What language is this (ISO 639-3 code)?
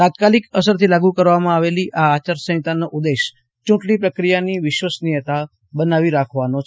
guj